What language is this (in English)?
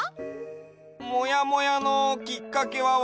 Japanese